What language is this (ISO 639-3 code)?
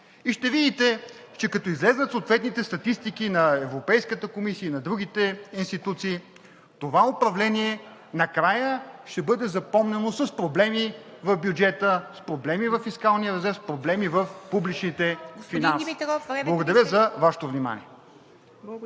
bul